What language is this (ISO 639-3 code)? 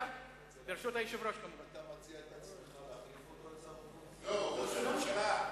heb